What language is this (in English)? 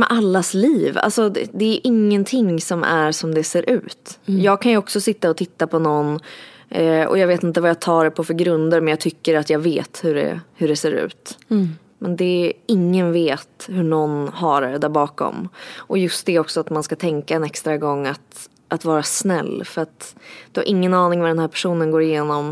Swedish